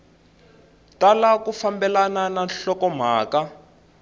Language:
Tsonga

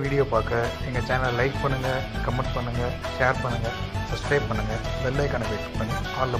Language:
Hindi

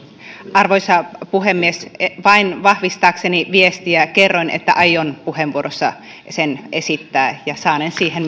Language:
Finnish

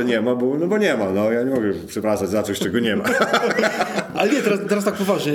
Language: Polish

